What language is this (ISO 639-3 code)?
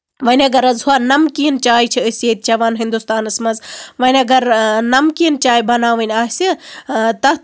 kas